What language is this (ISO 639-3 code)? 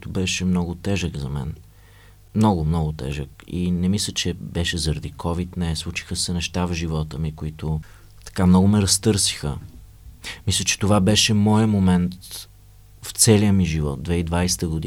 bul